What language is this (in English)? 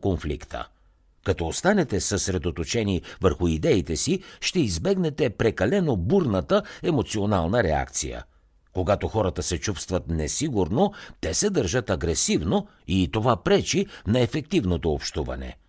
Bulgarian